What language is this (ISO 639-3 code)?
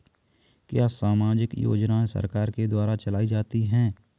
hin